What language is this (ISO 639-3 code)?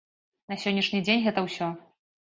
bel